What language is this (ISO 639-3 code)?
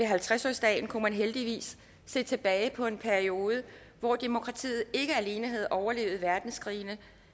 dan